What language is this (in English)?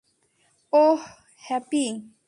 Bangla